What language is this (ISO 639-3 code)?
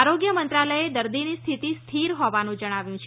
guj